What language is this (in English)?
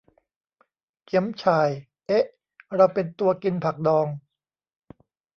Thai